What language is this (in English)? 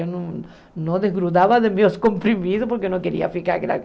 Portuguese